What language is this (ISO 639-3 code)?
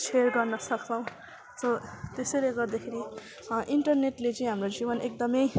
nep